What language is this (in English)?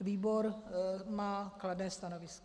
Czech